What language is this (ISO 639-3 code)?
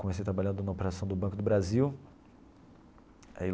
por